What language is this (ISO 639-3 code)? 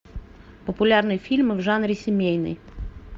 rus